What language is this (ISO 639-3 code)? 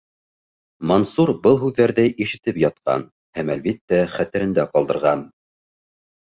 bak